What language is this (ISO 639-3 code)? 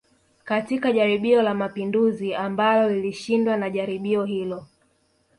swa